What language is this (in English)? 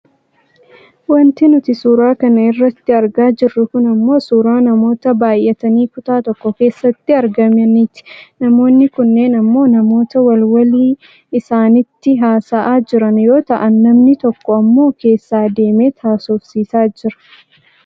Oromo